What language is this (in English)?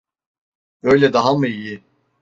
Turkish